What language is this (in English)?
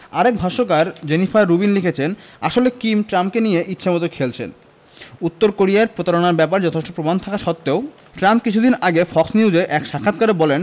Bangla